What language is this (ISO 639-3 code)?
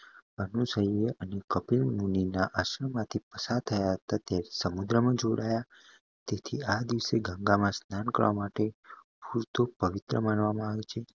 guj